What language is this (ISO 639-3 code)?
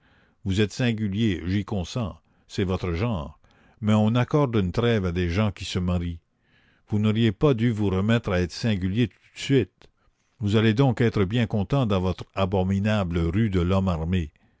fra